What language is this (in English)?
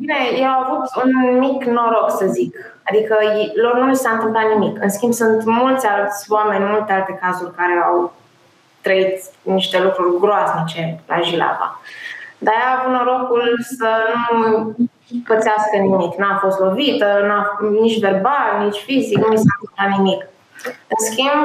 Romanian